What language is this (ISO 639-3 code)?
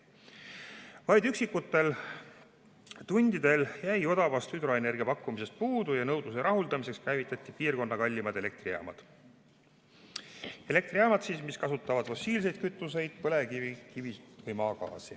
est